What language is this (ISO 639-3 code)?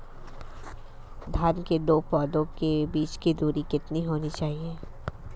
hin